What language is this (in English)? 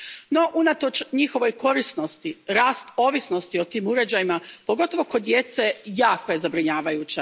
Croatian